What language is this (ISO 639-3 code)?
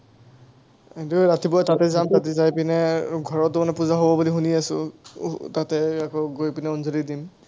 asm